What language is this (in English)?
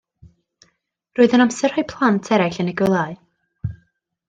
Welsh